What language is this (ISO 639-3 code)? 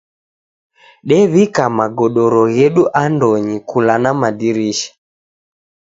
dav